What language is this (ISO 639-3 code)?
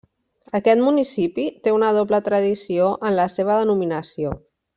cat